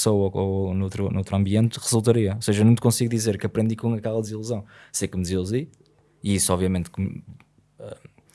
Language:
Portuguese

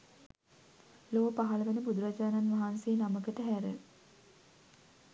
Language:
Sinhala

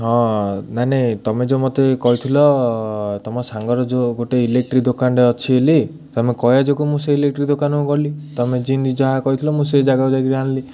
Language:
Odia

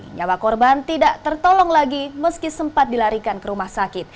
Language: Indonesian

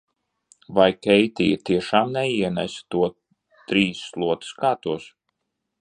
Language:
Latvian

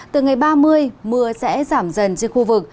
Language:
Vietnamese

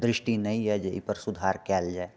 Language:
Maithili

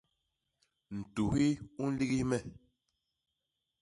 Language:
Basaa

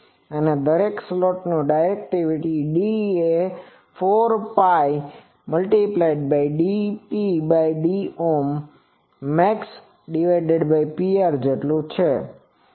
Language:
Gujarati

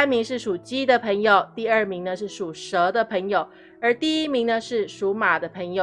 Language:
Chinese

